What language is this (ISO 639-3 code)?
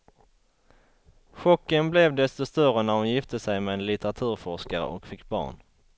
swe